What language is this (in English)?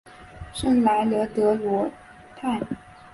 Chinese